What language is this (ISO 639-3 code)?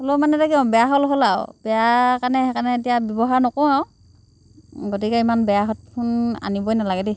asm